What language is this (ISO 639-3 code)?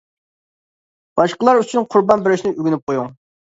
uig